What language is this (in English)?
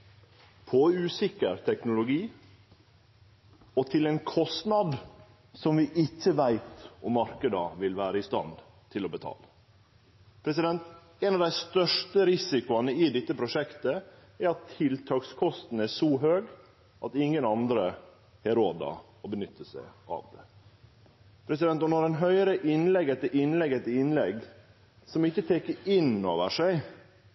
Norwegian Nynorsk